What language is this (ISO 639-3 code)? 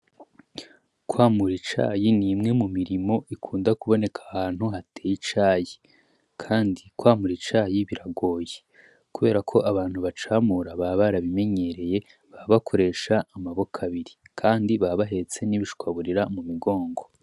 run